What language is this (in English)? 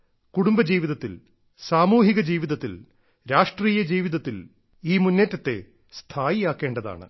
Malayalam